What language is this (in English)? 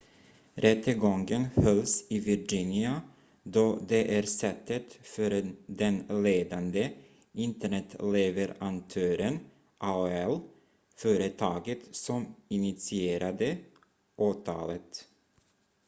Swedish